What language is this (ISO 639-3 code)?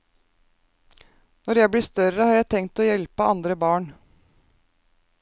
nor